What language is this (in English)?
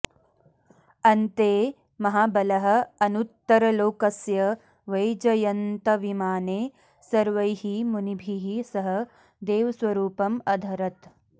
Sanskrit